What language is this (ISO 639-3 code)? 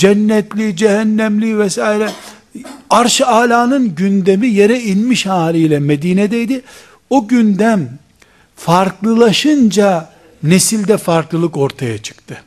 tur